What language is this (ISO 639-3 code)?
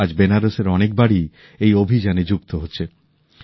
ben